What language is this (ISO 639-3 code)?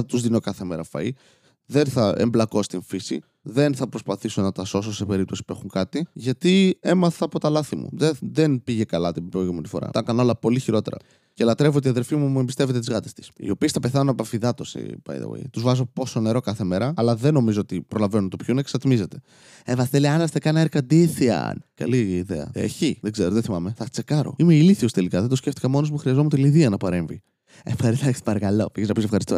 ell